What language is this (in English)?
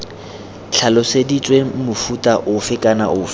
Tswana